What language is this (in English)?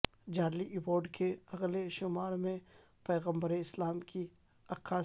Urdu